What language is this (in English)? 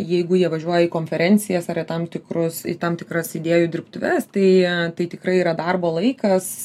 Lithuanian